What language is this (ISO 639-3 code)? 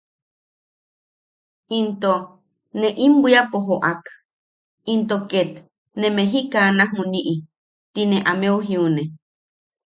yaq